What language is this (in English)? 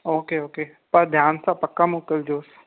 Sindhi